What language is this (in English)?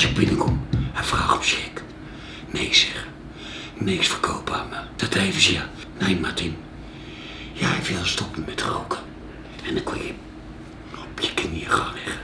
Dutch